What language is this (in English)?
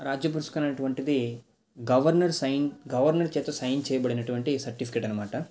Telugu